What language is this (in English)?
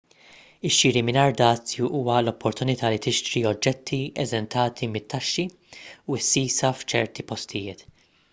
Maltese